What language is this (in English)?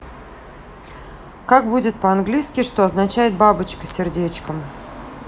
Russian